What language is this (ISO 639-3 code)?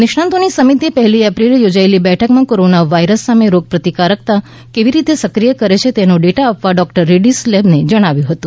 guj